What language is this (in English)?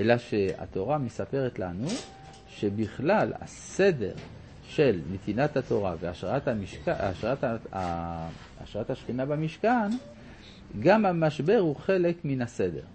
Hebrew